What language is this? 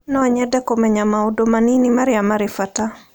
Kikuyu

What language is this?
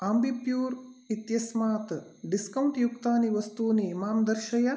Sanskrit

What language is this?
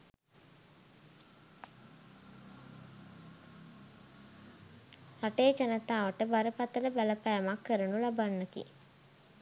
Sinhala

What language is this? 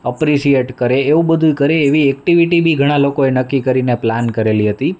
Gujarati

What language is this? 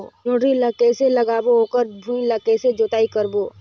Chhattisgarhi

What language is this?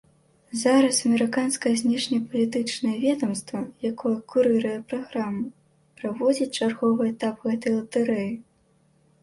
Belarusian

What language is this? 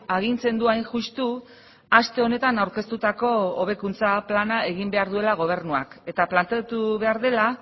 Basque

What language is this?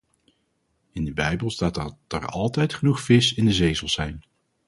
Dutch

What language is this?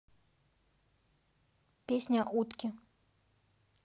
Russian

